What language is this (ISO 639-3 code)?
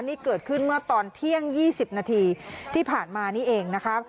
tha